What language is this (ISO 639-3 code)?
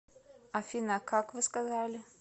rus